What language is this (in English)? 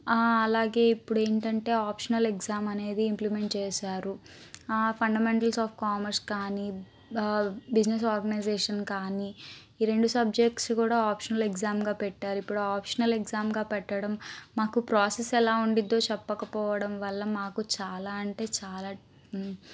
Telugu